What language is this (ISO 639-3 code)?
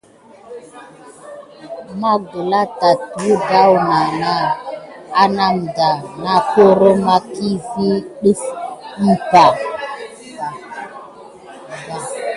gid